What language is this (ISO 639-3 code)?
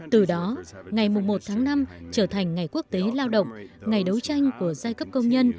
vie